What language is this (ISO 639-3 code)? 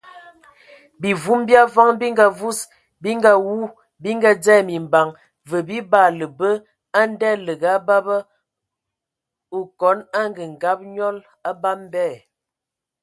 ewo